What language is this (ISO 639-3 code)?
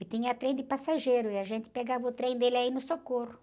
por